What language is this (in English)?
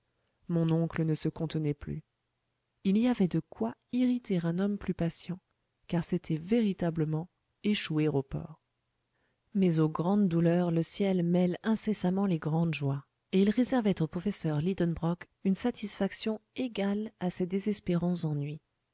French